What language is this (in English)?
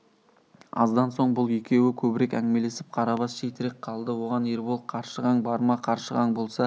Kazakh